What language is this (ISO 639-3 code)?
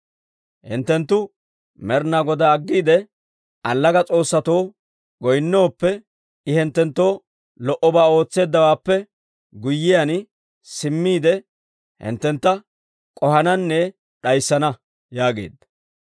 dwr